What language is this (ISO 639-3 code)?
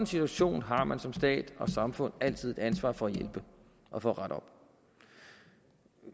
dan